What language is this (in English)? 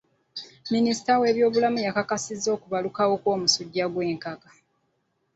Ganda